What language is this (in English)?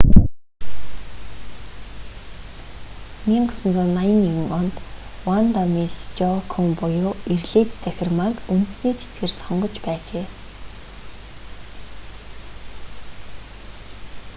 Mongolian